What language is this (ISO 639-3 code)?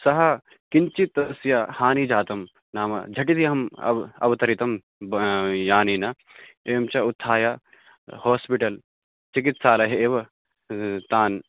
san